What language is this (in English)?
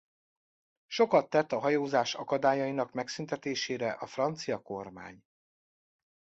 Hungarian